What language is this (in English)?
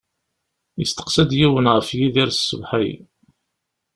Kabyle